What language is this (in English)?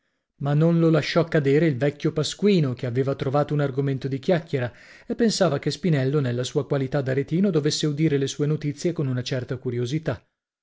Italian